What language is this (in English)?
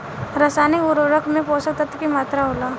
Bhojpuri